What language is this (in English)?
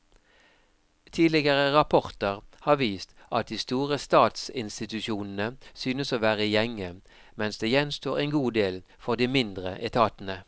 Norwegian